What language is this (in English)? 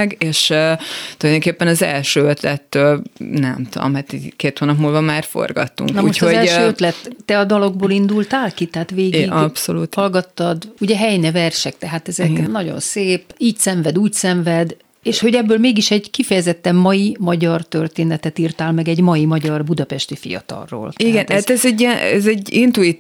Hungarian